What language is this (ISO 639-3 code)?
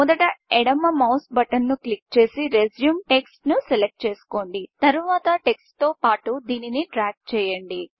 tel